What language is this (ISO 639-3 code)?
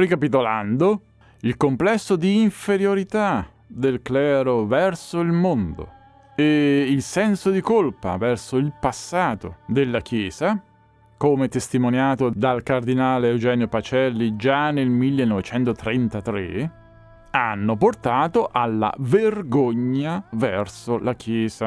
ita